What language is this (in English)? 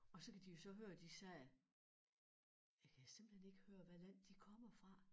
Danish